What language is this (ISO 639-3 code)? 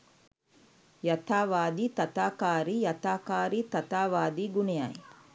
sin